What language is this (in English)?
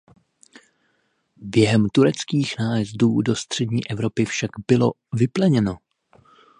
Czech